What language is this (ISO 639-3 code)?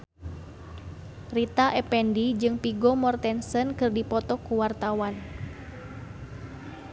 sun